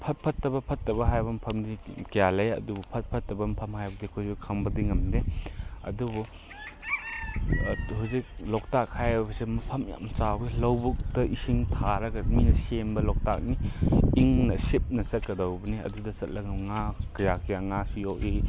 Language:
Manipuri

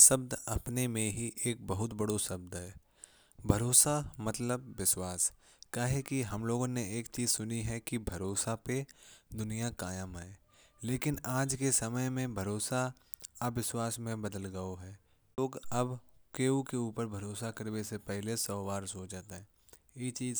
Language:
Kanauji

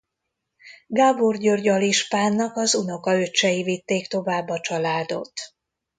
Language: Hungarian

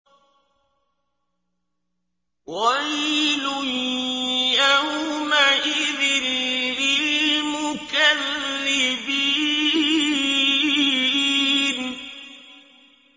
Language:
Arabic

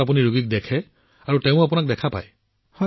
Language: Assamese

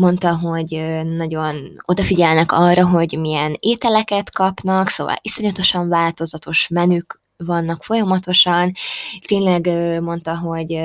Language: Hungarian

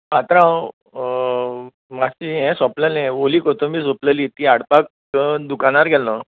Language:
Konkani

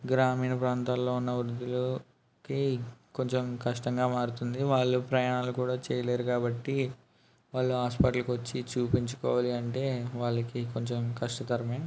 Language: Telugu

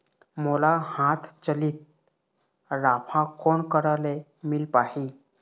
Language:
Chhattisgarhi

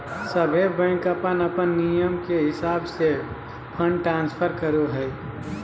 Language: Magahi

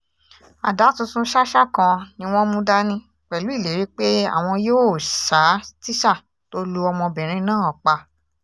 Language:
Yoruba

